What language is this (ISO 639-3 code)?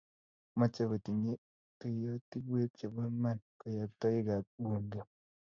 kln